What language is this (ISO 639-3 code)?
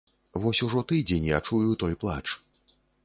bel